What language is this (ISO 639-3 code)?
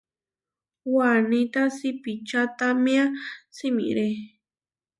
var